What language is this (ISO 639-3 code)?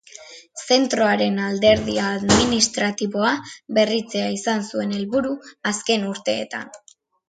eus